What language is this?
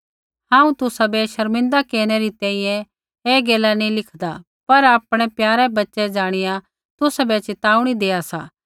Kullu Pahari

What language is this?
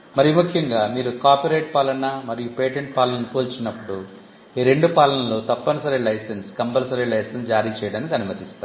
Telugu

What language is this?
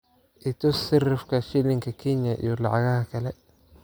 Somali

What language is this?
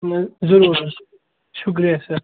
Kashmiri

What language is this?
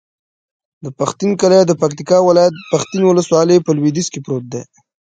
Pashto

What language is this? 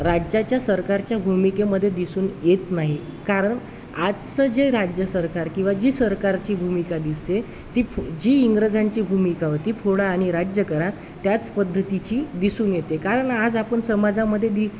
Marathi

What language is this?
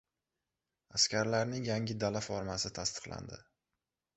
Uzbek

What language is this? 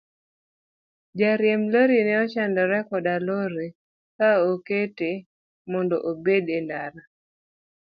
Luo (Kenya and Tanzania)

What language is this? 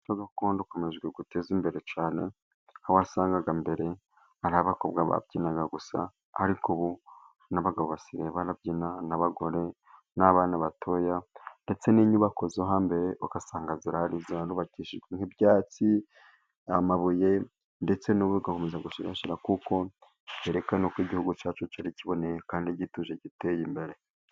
Kinyarwanda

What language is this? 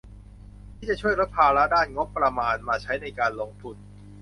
Thai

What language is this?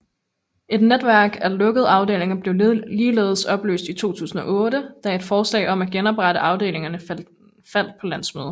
Danish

